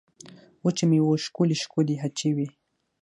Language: Pashto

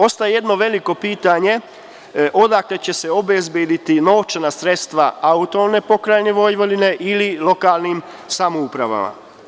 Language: Serbian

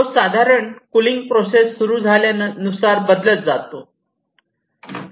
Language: Marathi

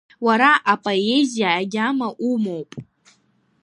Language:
Abkhazian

